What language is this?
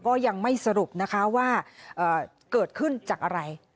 Thai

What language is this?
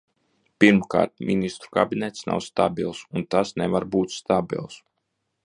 Latvian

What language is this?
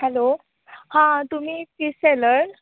Konkani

